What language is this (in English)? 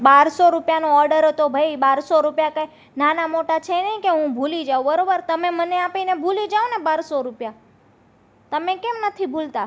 Gujarati